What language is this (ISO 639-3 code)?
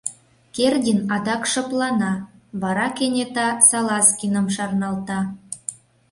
chm